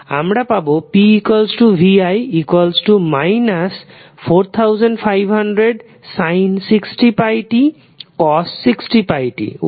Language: Bangla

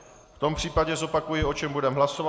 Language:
Czech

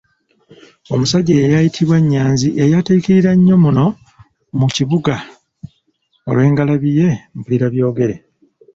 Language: Ganda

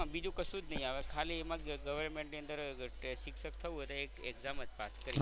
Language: Gujarati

